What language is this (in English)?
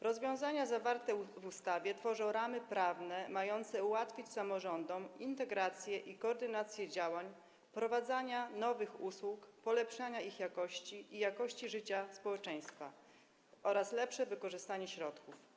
Polish